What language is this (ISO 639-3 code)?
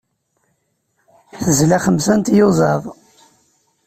kab